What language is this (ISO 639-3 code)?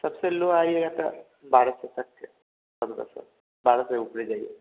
hin